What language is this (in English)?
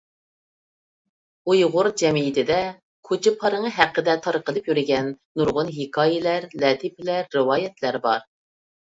Uyghur